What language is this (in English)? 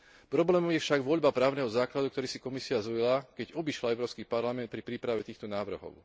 Slovak